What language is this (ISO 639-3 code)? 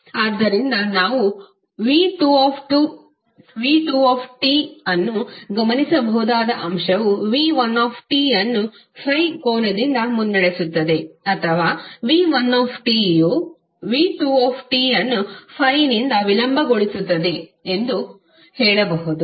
kan